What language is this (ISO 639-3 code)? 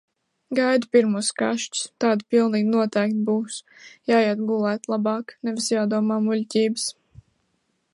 lav